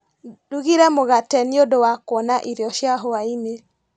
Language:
Kikuyu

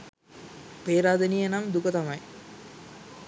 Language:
Sinhala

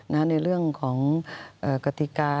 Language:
Thai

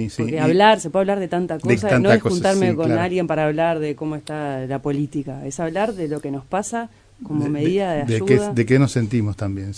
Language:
Spanish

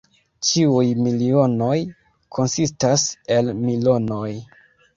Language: Esperanto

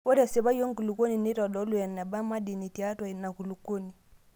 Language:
Masai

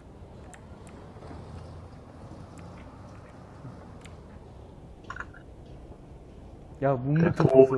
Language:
Korean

